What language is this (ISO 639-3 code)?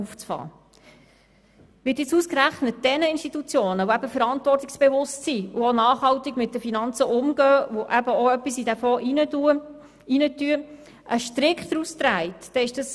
gsw